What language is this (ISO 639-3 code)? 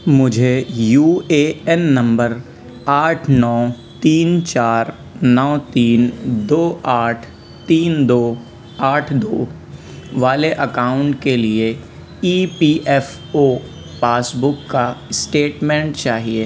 urd